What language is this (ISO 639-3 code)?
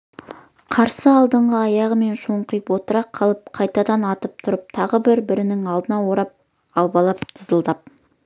kaz